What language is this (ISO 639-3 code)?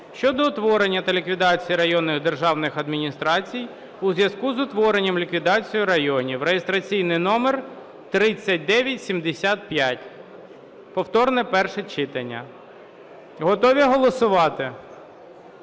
ukr